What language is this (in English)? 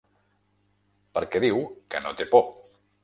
Catalan